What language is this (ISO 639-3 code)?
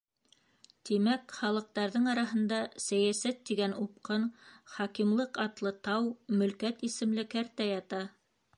bak